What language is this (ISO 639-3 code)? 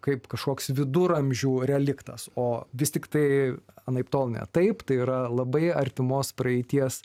lit